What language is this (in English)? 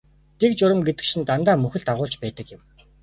Mongolian